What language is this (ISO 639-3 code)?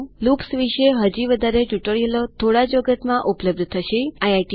guj